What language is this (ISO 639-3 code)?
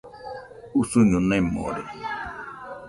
hux